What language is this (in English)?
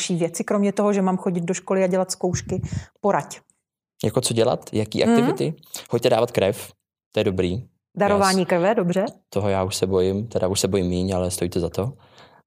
Czech